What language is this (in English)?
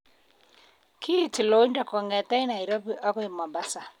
Kalenjin